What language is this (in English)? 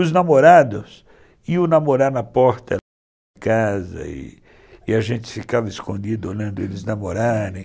Portuguese